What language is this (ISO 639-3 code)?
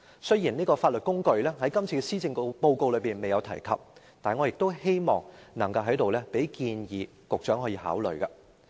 yue